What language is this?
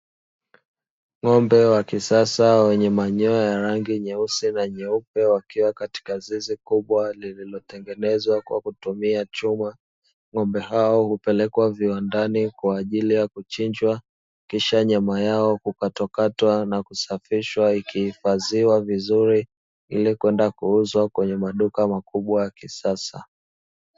Swahili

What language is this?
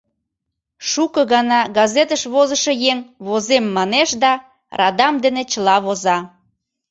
Mari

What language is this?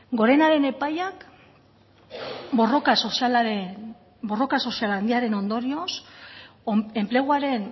Basque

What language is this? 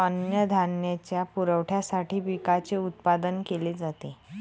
Marathi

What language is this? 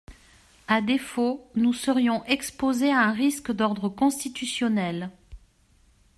French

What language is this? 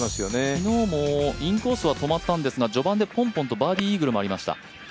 Japanese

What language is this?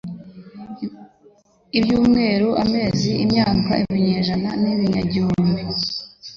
Kinyarwanda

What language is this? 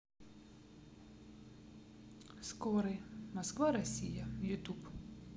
Russian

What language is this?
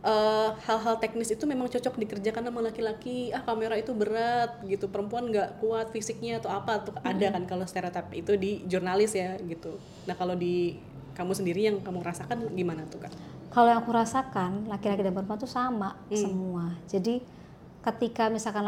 Indonesian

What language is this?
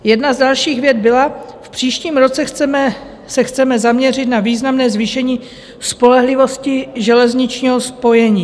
Czech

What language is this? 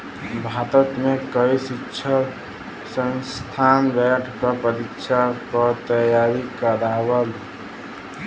Bhojpuri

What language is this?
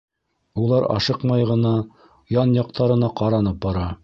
Bashkir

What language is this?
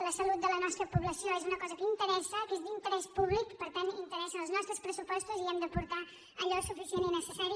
Catalan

